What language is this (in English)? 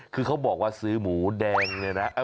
Thai